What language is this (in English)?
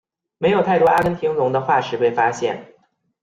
Chinese